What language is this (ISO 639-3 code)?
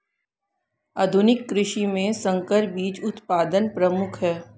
hin